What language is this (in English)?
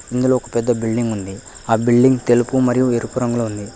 Telugu